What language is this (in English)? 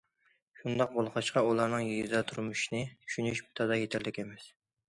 Uyghur